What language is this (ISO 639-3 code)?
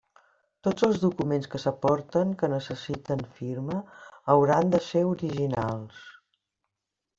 cat